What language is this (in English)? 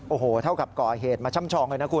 Thai